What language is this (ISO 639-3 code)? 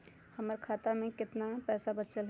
mag